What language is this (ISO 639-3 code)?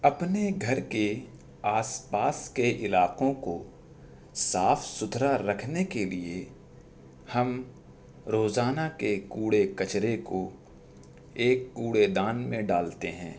urd